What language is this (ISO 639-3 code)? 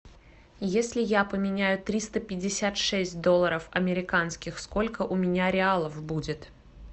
rus